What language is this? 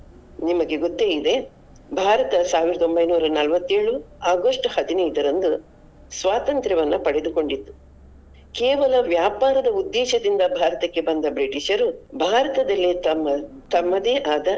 Kannada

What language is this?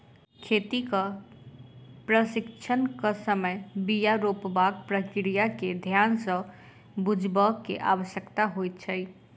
Maithili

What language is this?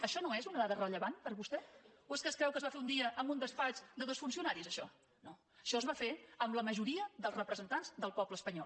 Catalan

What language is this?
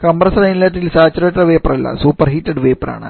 Malayalam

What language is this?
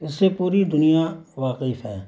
Urdu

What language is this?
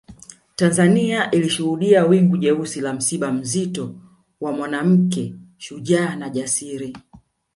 Swahili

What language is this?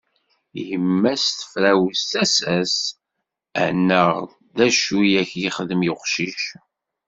Kabyle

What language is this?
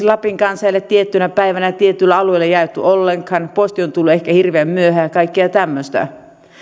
Finnish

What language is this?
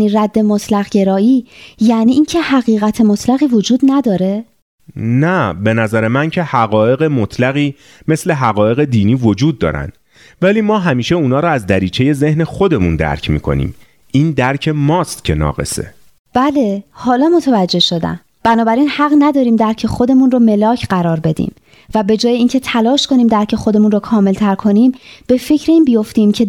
Persian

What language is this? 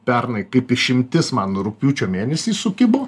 Lithuanian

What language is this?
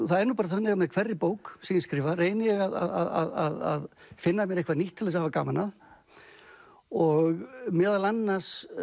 Icelandic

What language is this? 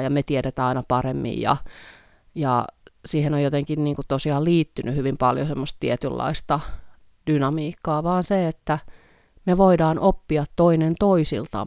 Finnish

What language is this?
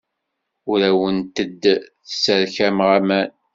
Kabyle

